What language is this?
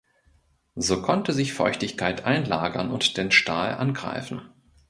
German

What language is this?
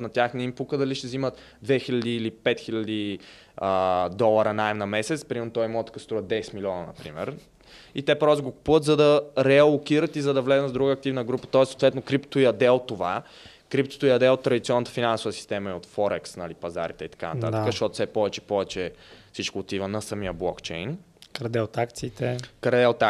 Bulgarian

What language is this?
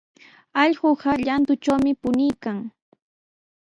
Sihuas Ancash Quechua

